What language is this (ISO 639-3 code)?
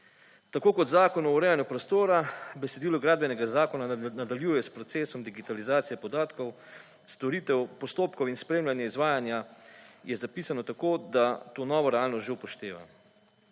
slv